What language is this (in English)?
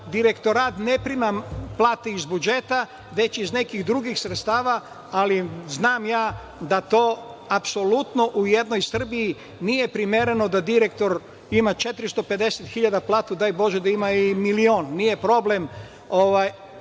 Serbian